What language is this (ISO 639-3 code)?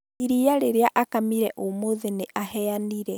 kik